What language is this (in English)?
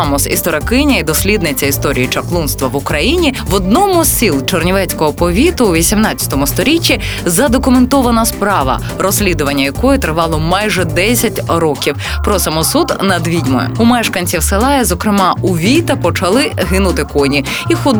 Ukrainian